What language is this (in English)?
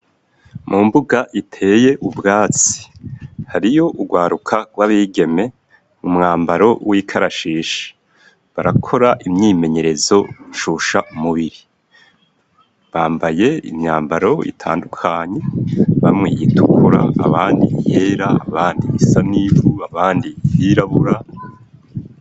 Rundi